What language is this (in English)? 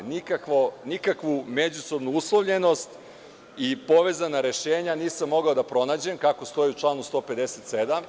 Serbian